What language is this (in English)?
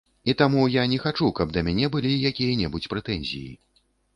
Belarusian